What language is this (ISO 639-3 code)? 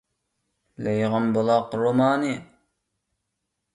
uig